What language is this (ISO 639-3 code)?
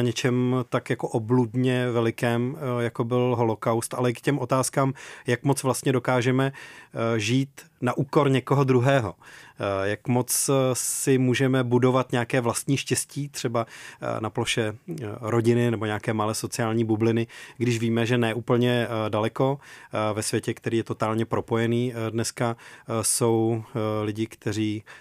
ces